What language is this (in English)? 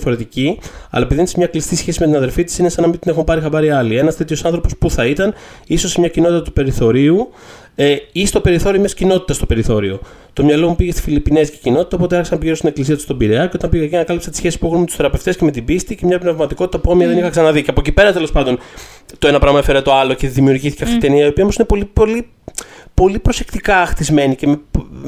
Greek